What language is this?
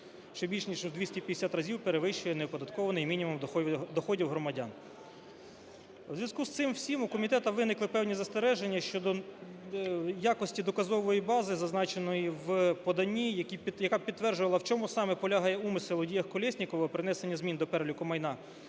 Ukrainian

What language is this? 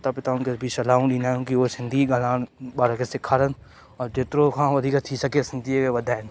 Sindhi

